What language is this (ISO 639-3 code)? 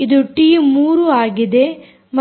kan